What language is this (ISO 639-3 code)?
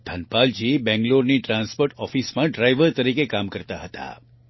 guj